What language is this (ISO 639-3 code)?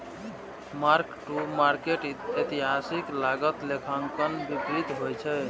mai